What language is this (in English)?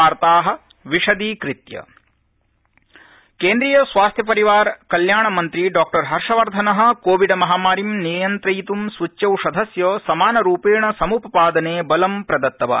Sanskrit